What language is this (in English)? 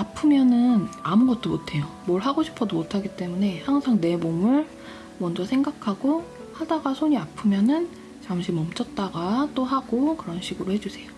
Korean